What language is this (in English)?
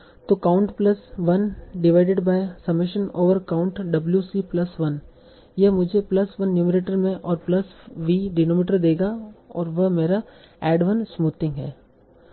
Hindi